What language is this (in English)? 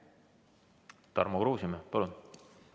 Estonian